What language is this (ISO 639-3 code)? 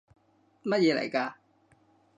yue